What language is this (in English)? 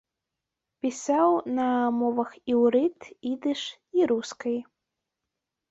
Belarusian